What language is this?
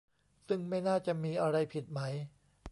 Thai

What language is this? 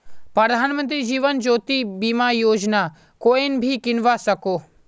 Magahi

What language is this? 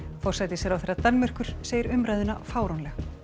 Icelandic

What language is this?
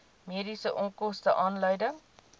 Afrikaans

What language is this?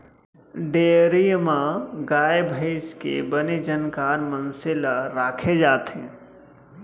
Chhattisgarhi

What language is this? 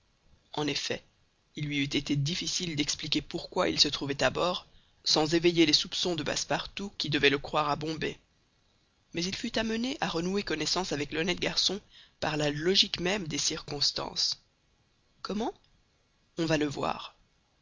French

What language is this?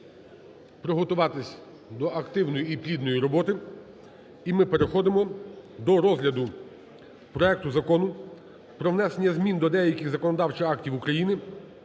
Ukrainian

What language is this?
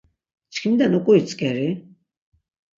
Laz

